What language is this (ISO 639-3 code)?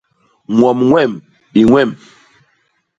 bas